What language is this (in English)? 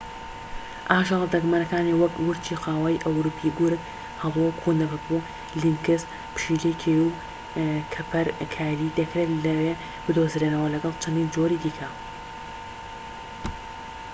Central Kurdish